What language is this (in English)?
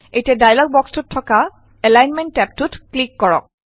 Assamese